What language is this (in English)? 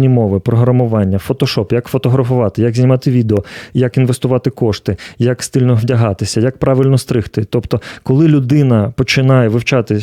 Ukrainian